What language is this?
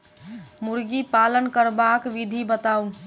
Maithili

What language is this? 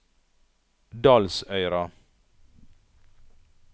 Norwegian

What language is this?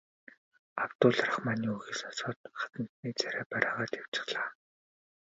Mongolian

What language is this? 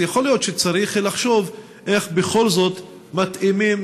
Hebrew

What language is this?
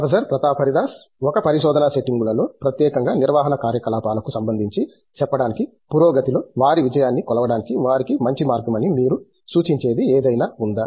Telugu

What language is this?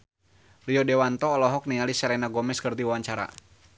Sundanese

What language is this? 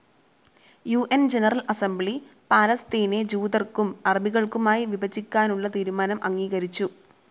Malayalam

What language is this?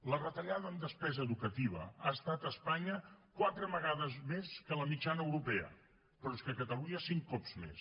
Catalan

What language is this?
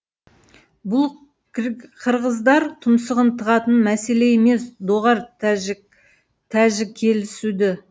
Kazakh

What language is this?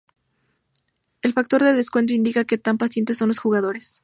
Spanish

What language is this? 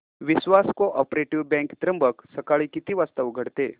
Marathi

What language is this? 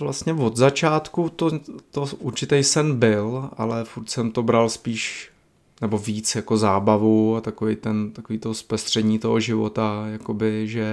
Czech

